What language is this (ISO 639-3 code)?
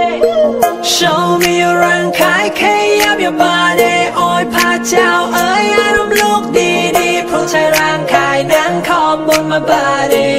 vie